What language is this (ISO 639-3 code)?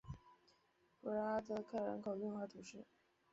zho